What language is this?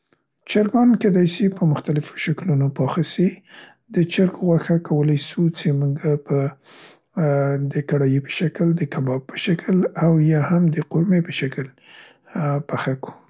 Central Pashto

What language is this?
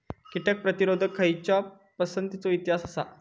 Marathi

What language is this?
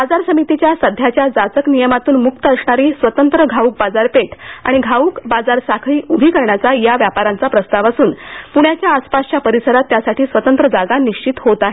Marathi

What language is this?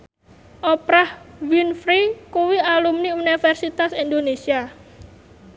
Javanese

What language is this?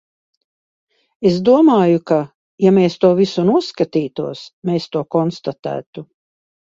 Latvian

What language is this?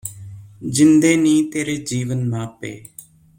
Punjabi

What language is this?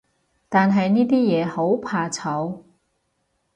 Cantonese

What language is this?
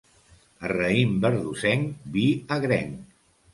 Catalan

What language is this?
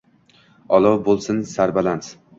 Uzbek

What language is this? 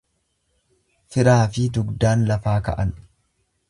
Oromo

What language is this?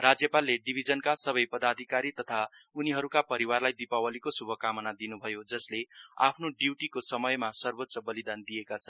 Nepali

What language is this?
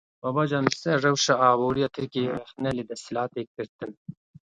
Kurdish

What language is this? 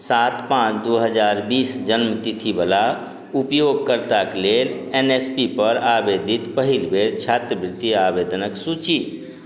Maithili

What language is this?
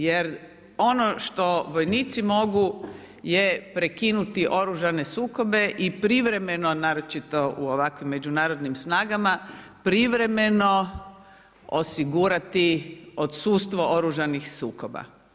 Croatian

